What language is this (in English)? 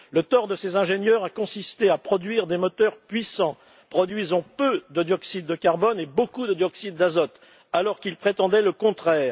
French